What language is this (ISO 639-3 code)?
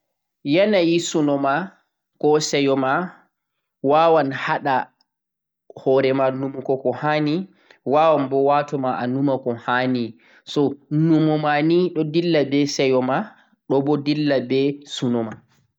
fuq